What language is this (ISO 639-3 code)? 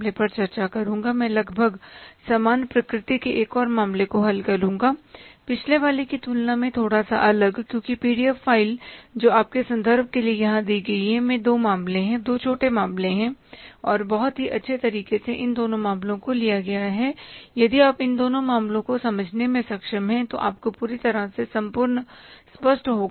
hin